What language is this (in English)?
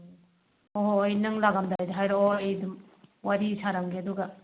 Manipuri